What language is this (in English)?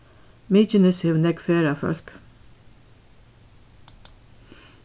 Faroese